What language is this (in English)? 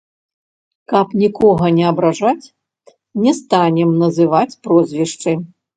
Belarusian